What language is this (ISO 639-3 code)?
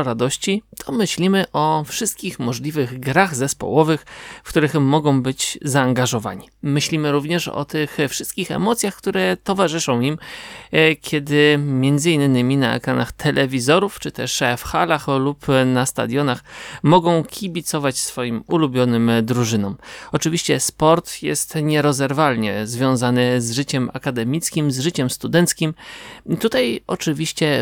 pol